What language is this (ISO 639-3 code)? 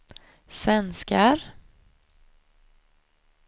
swe